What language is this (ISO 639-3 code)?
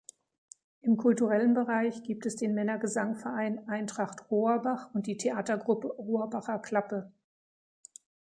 deu